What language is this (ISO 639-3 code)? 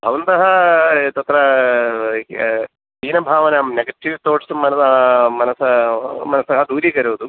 san